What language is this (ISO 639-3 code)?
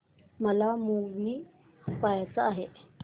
mar